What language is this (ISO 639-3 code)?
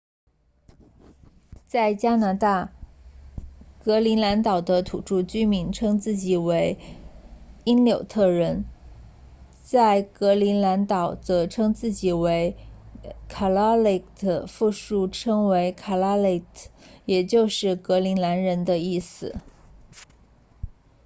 zho